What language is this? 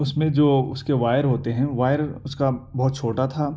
Urdu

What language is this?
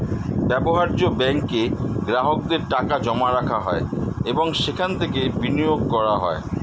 Bangla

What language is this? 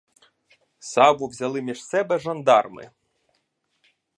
Ukrainian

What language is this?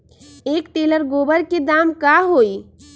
Magahi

